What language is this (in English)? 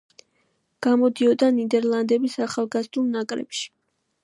Georgian